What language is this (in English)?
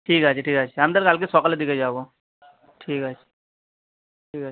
Bangla